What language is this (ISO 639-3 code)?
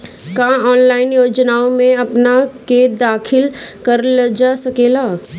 bho